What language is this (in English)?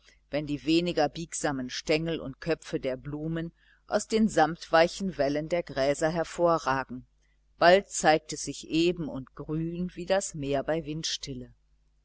German